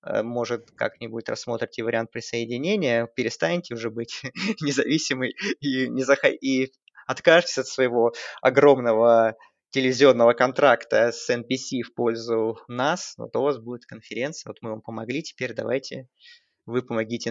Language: Russian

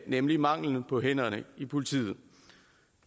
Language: Danish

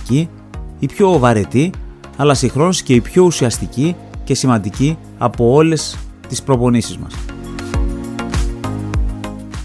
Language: Greek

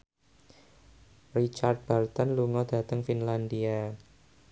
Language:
Javanese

